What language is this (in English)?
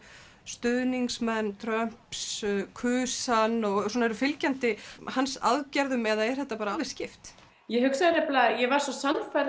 Icelandic